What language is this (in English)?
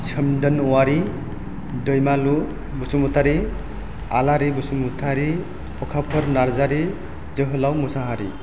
Bodo